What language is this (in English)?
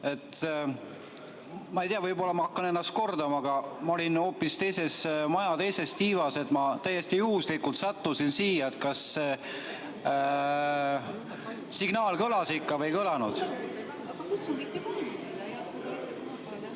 Estonian